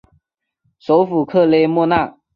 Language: Chinese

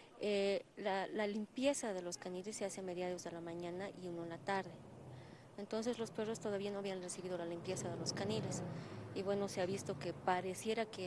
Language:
Spanish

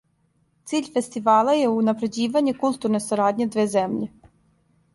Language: Serbian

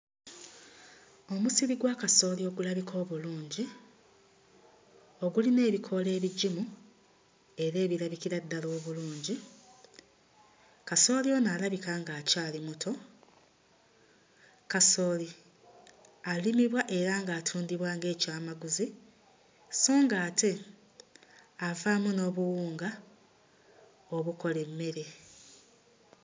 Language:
Ganda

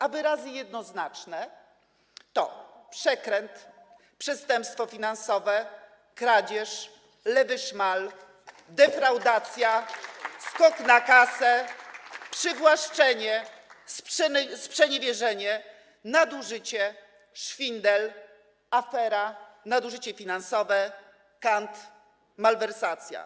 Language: Polish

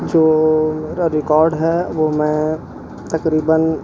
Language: Urdu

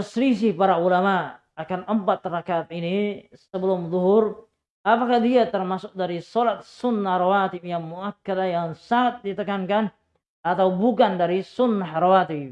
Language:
Indonesian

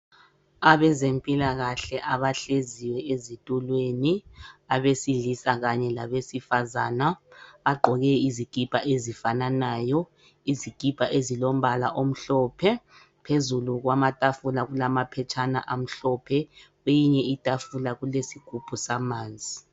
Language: North Ndebele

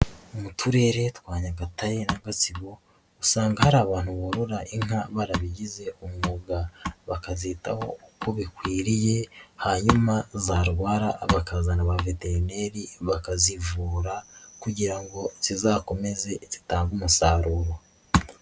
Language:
Kinyarwanda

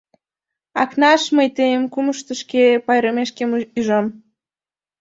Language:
Mari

